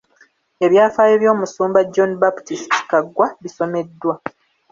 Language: Ganda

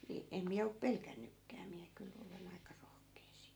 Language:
Finnish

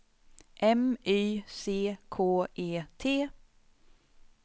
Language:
Swedish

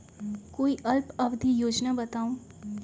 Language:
Magahi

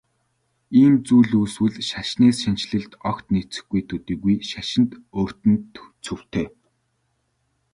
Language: Mongolian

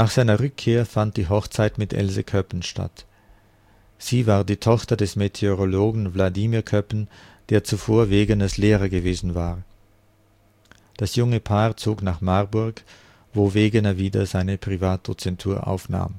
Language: German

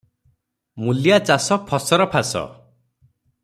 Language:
Odia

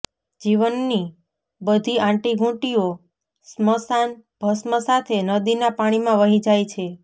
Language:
Gujarati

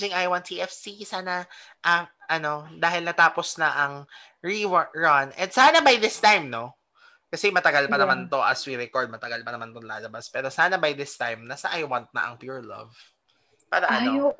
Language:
Filipino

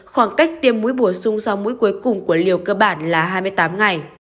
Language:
Vietnamese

